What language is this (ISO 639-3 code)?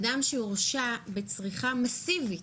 heb